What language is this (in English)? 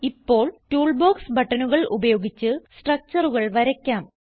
Malayalam